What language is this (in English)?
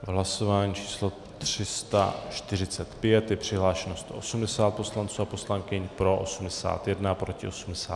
Czech